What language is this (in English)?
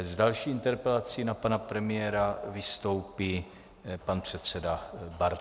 Czech